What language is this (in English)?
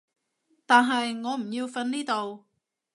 Cantonese